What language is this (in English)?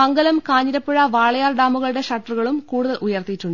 Malayalam